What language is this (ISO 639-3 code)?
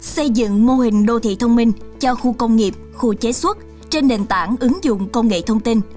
vie